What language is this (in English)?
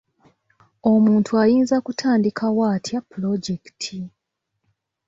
Ganda